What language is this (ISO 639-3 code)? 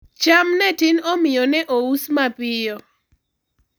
luo